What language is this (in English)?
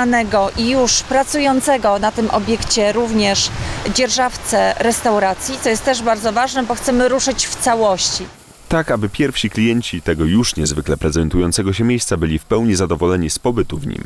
Polish